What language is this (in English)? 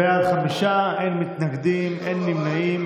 Hebrew